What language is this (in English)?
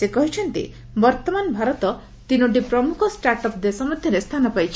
Odia